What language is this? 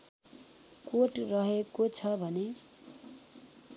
Nepali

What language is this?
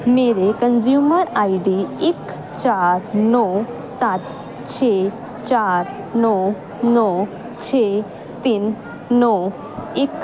Punjabi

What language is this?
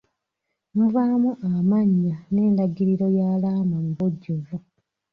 Ganda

